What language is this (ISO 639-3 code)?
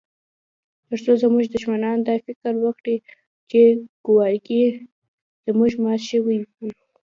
pus